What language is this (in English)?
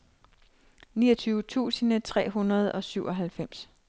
Danish